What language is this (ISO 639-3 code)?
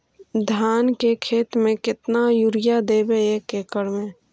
mag